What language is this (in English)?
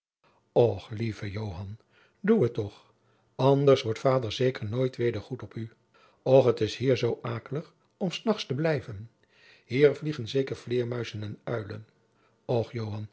Dutch